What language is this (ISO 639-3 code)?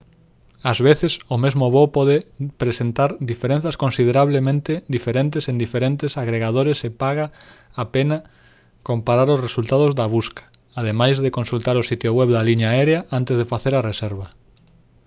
glg